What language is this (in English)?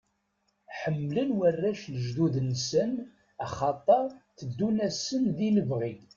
Kabyle